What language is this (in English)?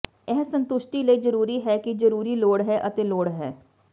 Punjabi